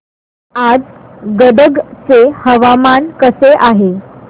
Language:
Marathi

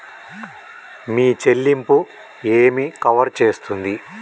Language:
Telugu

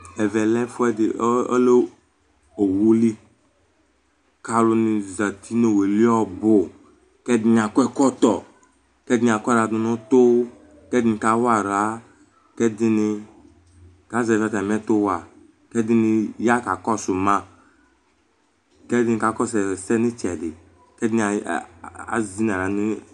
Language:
Ikposo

